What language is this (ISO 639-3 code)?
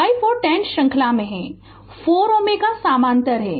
hin